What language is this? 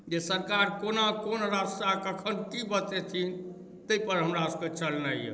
Maithili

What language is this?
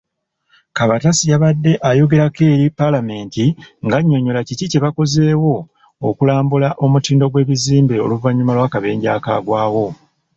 Ganda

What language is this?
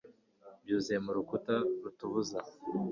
Kinyarwanda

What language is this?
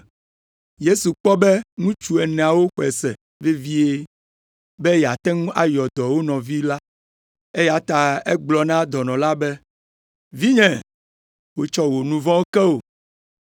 Ewe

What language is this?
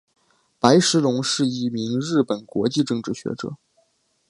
Chinese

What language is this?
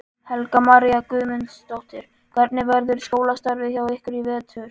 Icelandic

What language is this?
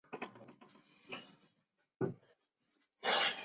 Chinese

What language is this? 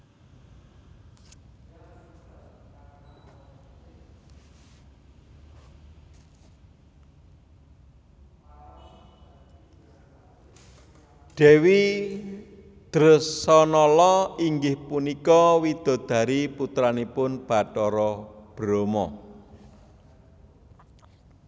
Javanese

